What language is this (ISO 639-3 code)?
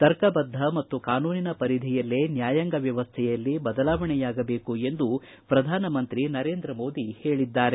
kan